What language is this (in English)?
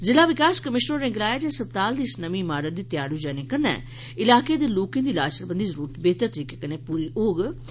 Dogri